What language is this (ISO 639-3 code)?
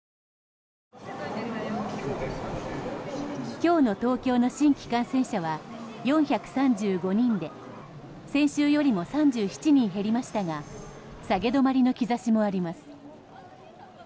jpn